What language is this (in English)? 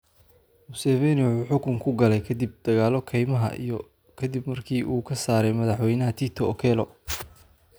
Somali